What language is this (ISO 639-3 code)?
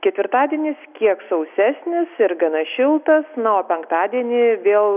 lit